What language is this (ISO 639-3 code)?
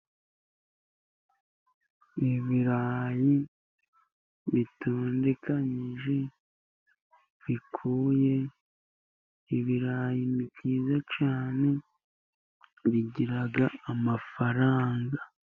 kin